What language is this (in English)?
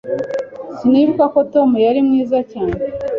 Kinyarwanda